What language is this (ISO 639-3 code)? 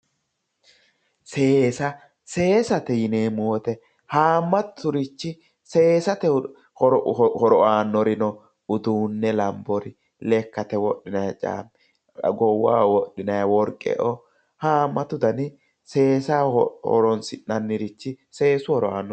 sid